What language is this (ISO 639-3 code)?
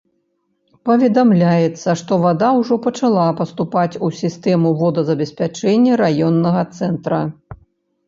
bel